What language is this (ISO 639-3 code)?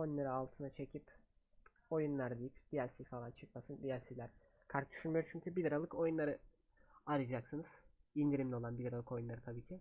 tur